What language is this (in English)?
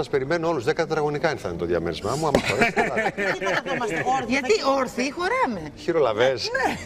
Greek